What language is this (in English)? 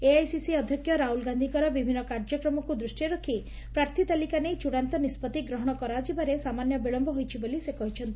Odia